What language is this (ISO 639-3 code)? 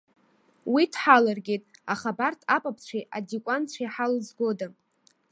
abk